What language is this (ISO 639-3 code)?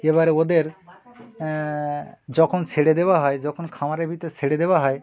ben